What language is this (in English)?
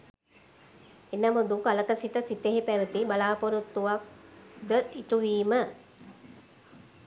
Sinhala